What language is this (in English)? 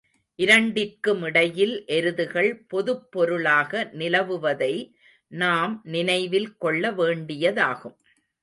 Tamil